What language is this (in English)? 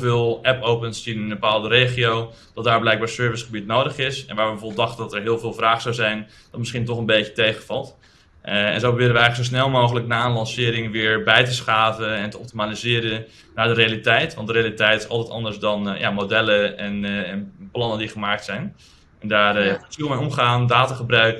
Dutch